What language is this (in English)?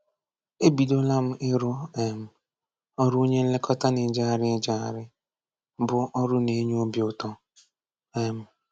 Igbo